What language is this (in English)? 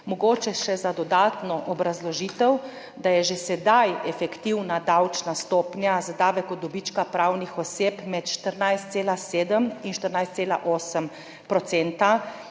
Slovenian